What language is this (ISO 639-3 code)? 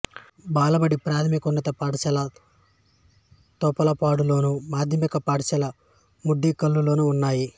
tel